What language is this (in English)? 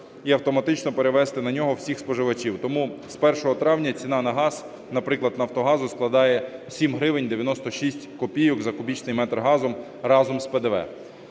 Ukrainian